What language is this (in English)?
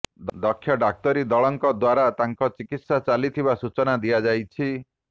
Odia